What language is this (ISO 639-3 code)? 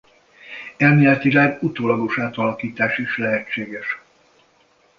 hun